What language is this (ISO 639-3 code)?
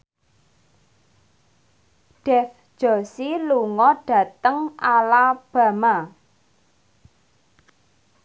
jav